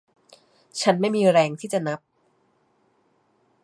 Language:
Thai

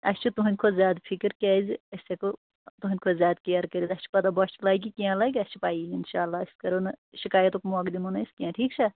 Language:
Kashmiri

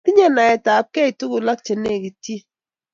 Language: Kalenjin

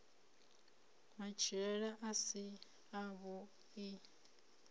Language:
Venda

